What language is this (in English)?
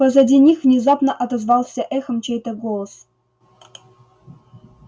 Russian